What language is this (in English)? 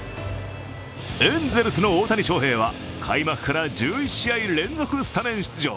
Japanese